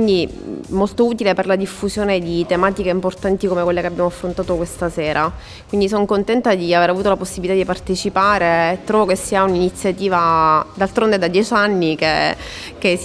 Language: Italian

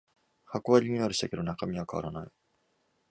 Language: Japanese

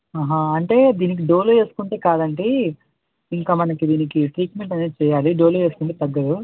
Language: Telugu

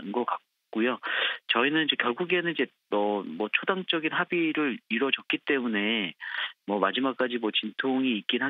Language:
Korean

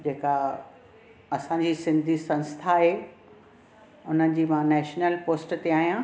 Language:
Sindhi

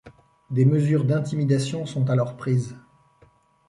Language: French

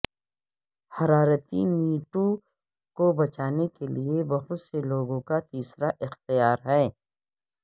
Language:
Urdu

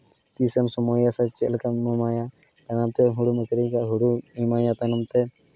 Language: Santali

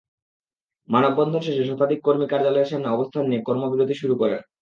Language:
Bangla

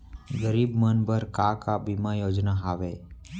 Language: Chhattisgarhi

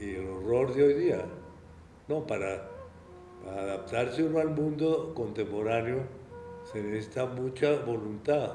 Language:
Spanish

